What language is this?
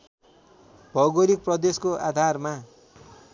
Nepali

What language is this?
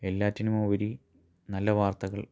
Malayalam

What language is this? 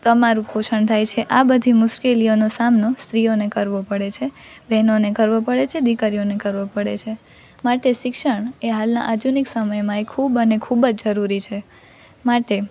Gujarati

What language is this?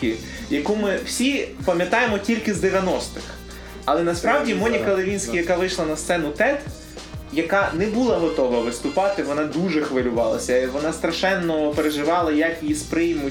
Ukrainian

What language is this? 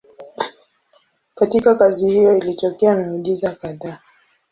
Swahili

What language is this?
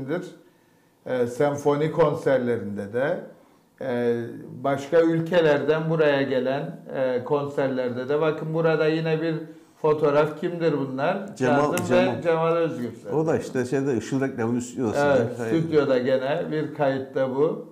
Turkish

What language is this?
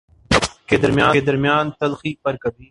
Urdu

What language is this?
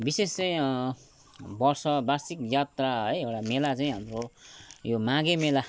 Nepali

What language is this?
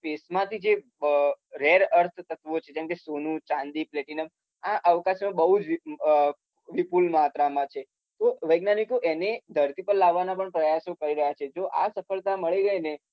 Gujarati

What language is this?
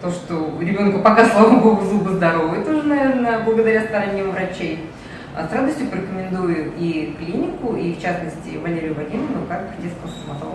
Russian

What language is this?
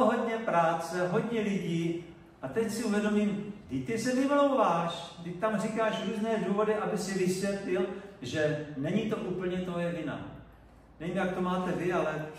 Czech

